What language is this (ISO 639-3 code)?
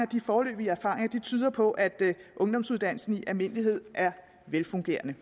dan